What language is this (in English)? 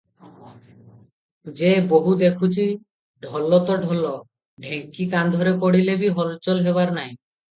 Odia